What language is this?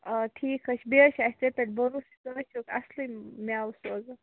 Kashmiri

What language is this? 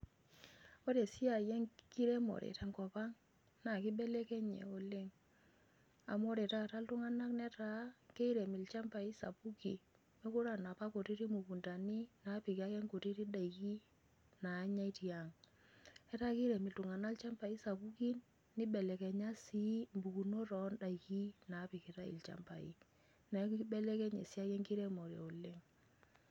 Masai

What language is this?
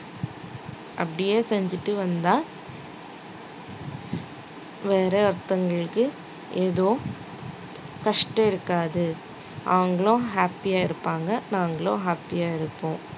Tamil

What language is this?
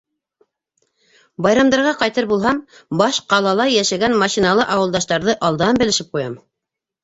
Bashkir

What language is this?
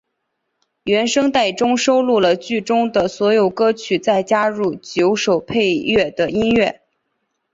Chinese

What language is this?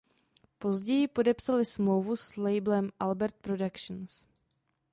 Czech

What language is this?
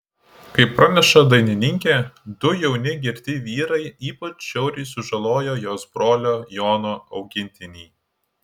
Lithuanian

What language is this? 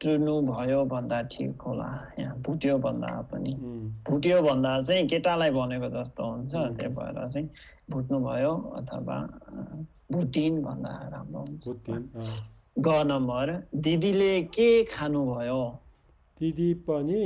Korean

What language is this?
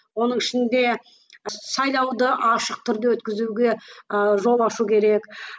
Kazakh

